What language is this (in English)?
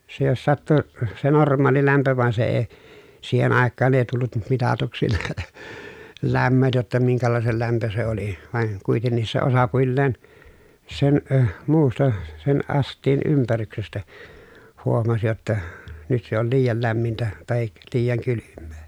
Finnish